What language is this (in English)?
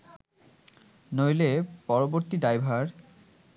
Bangla